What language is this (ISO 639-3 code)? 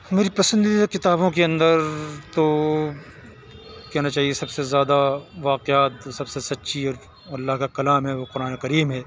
urd